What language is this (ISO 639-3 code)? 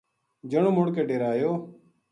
gju